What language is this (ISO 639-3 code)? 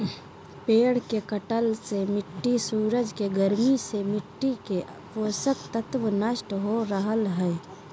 mag